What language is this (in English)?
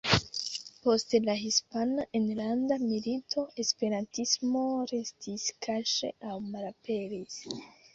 Esperanto